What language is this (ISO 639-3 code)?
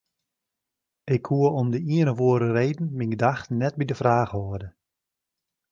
fry